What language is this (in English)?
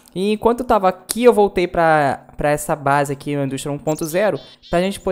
Portuguese